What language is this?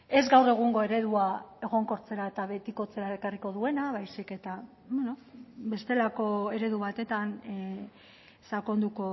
Basque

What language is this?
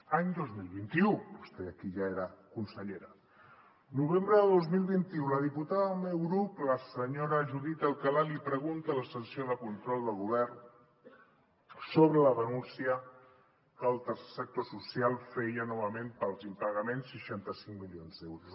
Catalan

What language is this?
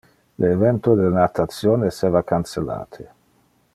Interlingua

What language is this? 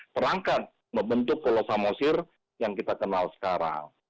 Indonesian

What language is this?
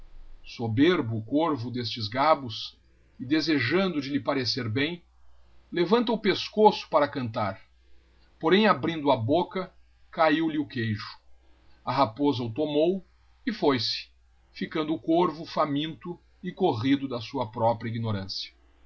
Portuguese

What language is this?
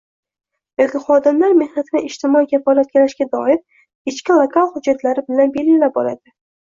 Uzbek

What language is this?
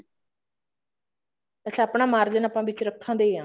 Punjabi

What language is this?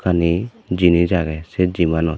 Chakma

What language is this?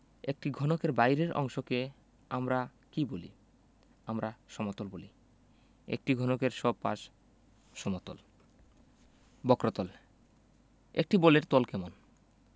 Bangla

